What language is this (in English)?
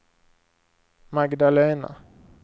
Swedish